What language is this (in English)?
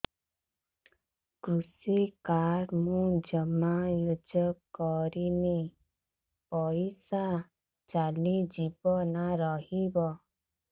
Odia